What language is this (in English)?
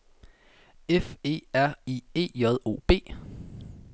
Danish